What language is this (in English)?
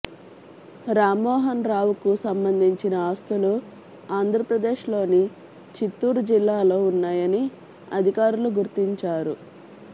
Telugu